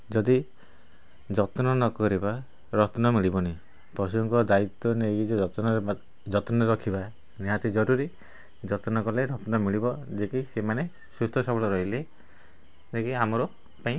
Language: Odia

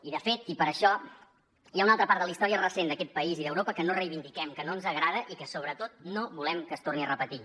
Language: Catalan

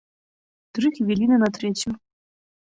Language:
Belarusian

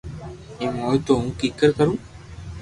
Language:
Loarki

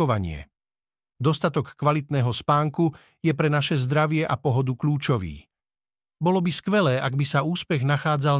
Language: Slovak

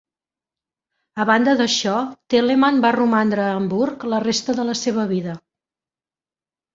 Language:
Catalan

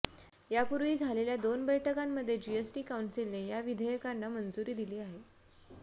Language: Marathi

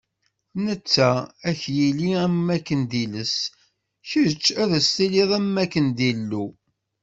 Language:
Kabyle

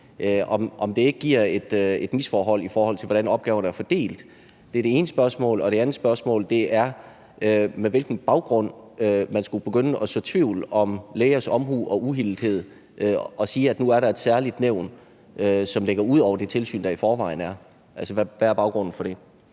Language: Danish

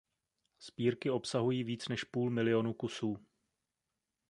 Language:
Czech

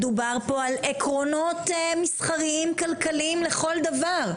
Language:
Hebrew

